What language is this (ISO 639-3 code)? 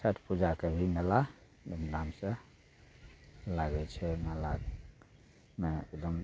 mai